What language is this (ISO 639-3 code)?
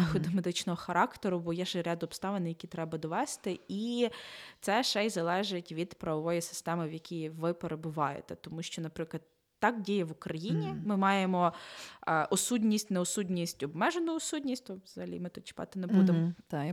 ukr